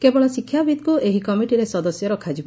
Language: Odia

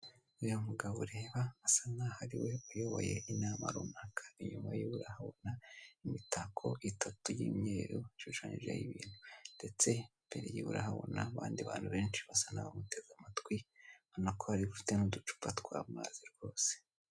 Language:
Kinyarwanda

